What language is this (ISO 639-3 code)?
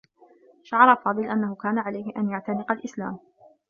ara